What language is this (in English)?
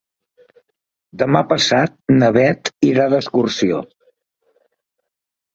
Catalan